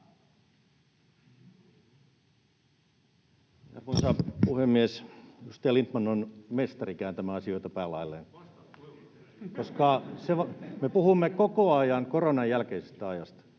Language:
Finnish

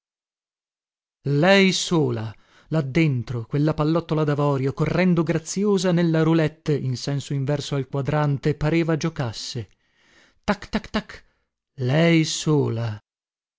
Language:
Italian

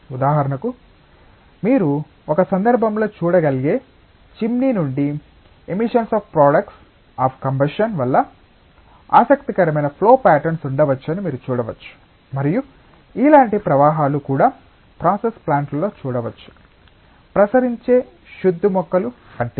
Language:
Telugu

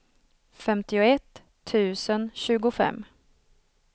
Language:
Swedish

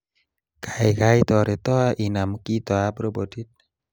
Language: Kalenjin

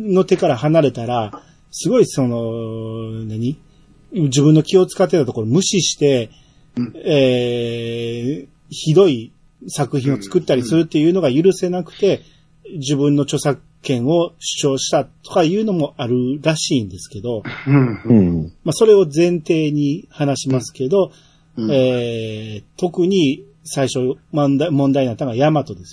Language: Japanese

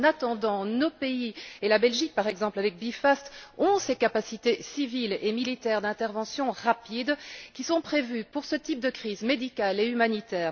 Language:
French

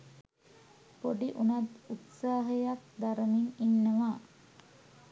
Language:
Sinhala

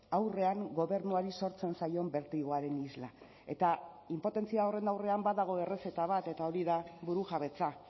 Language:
Basque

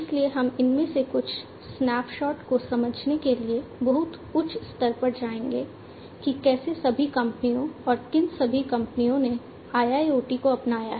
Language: Hindi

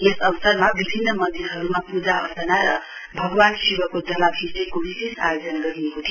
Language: Nepali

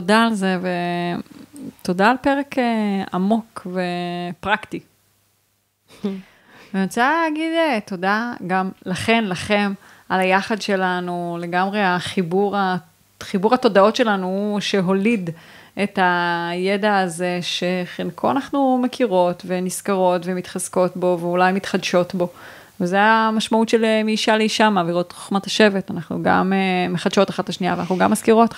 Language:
Hebrew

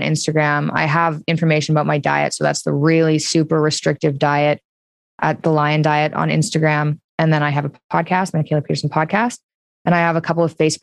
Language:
English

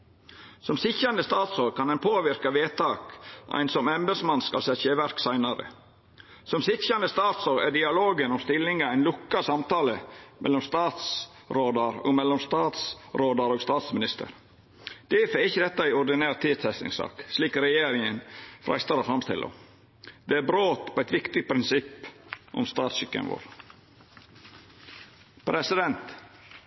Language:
Norwegian Nynorsk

